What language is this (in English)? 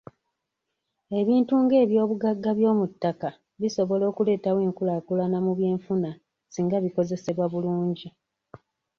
Ganda